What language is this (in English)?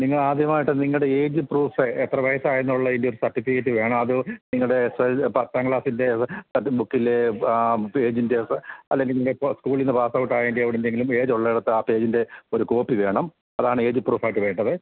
Malayalam